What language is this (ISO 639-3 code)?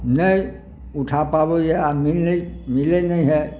mai